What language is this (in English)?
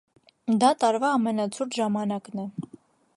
Armenian